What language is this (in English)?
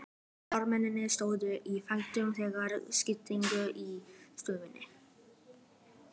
Icelandic